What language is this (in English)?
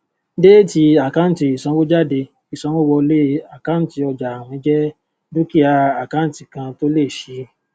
Yoruba